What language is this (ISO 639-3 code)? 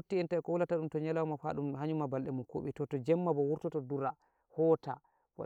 fuv